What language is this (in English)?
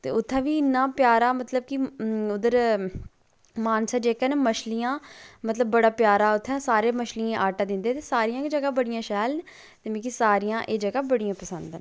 Dogri